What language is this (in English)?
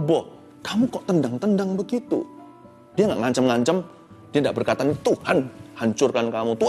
Indonesian